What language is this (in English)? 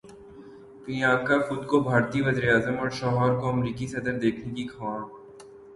Urdu